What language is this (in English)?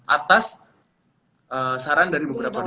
Indonesian